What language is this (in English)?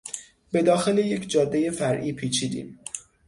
Persian